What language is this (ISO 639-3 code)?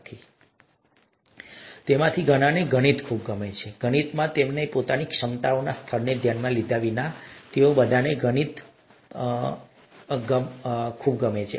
guj